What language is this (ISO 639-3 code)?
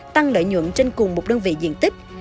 vie